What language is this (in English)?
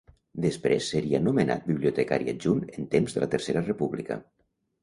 Catalan